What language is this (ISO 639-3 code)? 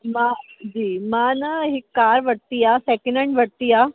snd